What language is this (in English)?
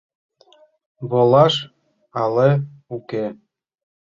Mari